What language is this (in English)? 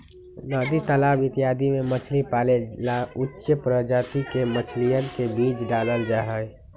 Magahi